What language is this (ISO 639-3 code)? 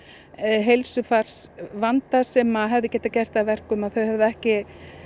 isl